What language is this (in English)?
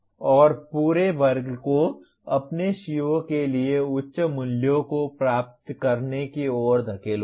Hindi